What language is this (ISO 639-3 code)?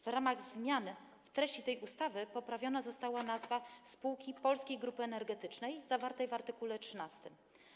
pol